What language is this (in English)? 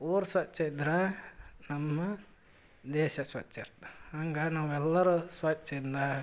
Kannada